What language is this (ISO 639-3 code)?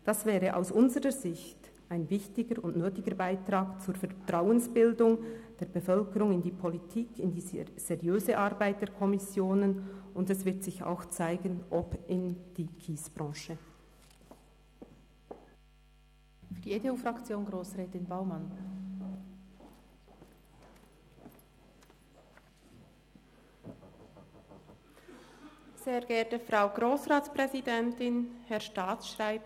gsw